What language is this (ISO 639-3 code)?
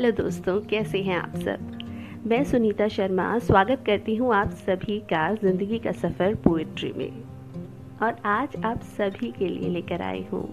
hin